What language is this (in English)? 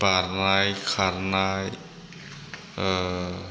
Bodo